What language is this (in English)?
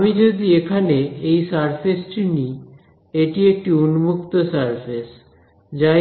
Bangla